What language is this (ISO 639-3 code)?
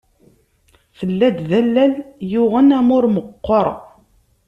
kab